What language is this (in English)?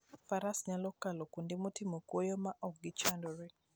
Luo (Kenya and Tanzania)